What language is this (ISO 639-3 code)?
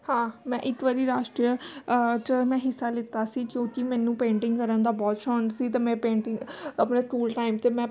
pan